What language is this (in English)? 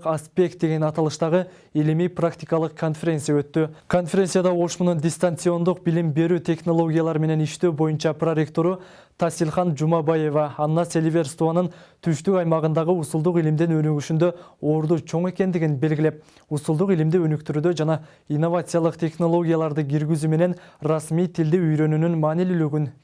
Turkish